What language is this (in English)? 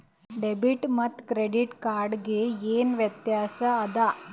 Kannada